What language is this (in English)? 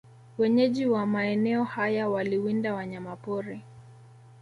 Swahili